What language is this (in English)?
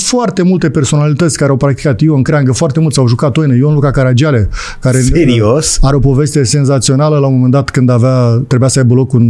Romanian